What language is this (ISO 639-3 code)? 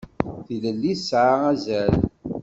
kab